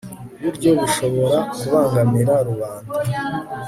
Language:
Kinyarwanda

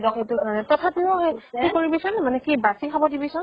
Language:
Assamese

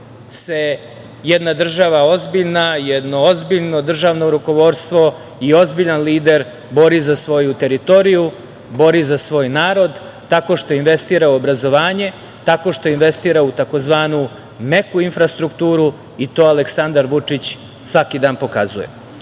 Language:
Serbian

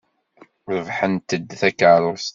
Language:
Kabyle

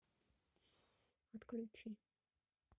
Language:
Russian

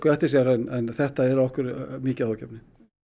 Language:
Icelandic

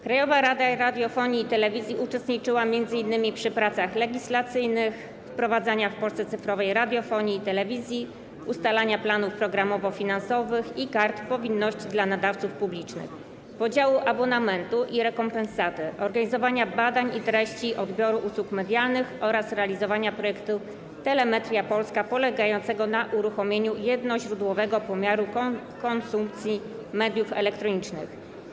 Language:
Polish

